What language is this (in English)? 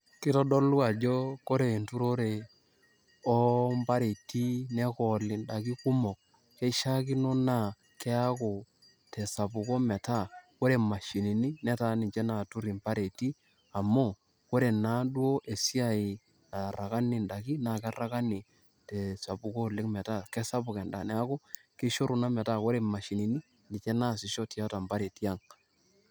Masai